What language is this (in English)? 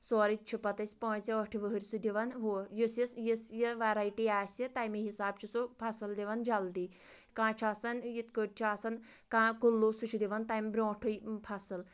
Kashmiri